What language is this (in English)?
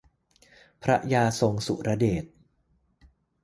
Thai